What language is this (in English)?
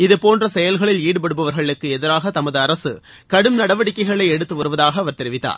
Tamil